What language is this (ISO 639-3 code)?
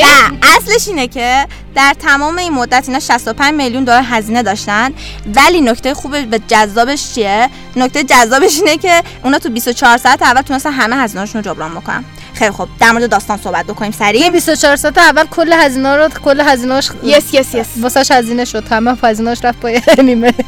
fas